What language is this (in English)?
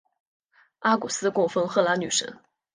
Chinese